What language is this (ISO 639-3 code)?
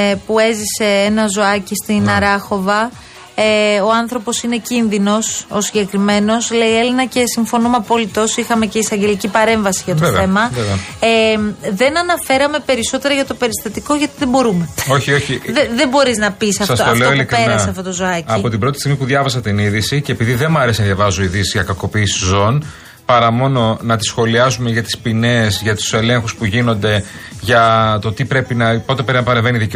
ell